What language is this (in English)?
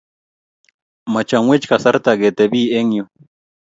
Kalenjin